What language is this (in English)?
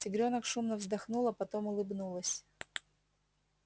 Russian